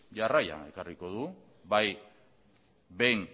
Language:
Basque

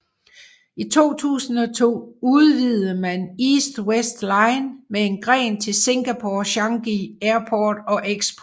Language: Danish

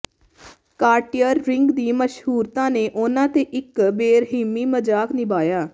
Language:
Punjabi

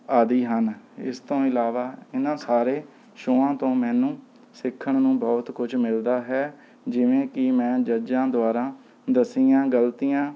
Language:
Punjabi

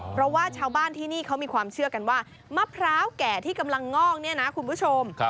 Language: Thai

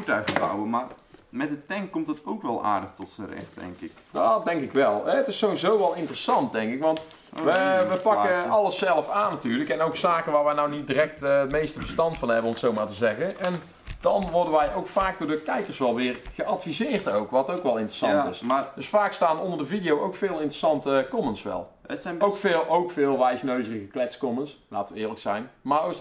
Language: Dutch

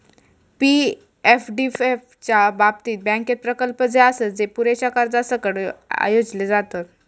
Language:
Marathi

